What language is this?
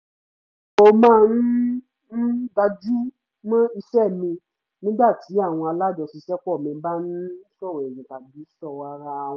Yoruba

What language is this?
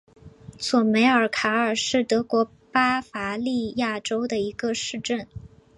Chinese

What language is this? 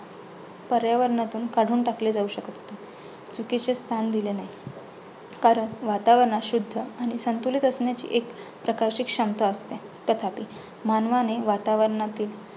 Marathi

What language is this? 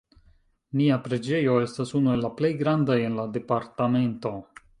Esperanto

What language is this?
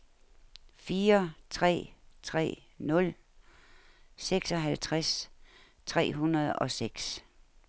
Danish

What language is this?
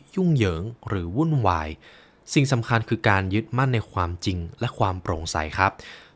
Thai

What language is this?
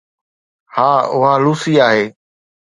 Sindhi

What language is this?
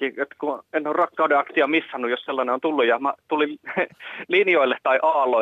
Finnish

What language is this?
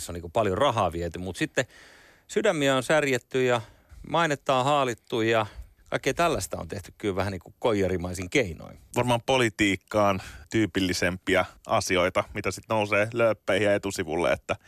Finnish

